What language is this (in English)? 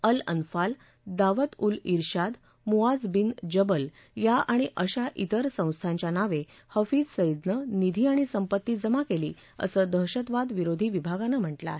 Marathi